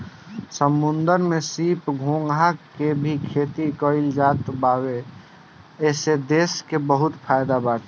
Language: Bhojpuri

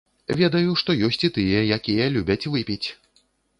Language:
Belarusian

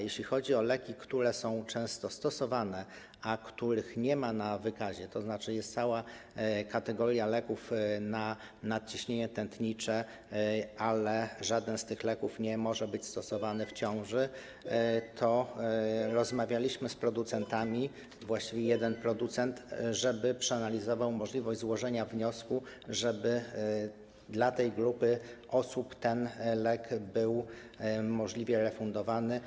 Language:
Polish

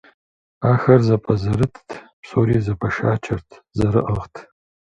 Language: Kabardian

